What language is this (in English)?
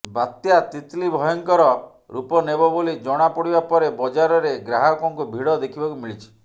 Odia